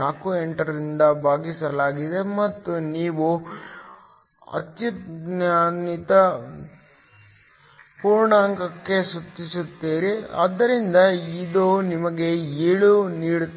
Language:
Kannada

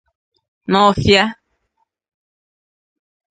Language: Igbo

